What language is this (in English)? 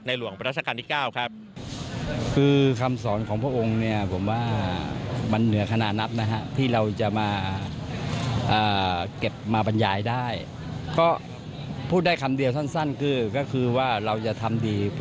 Thai